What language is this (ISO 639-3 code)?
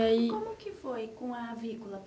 por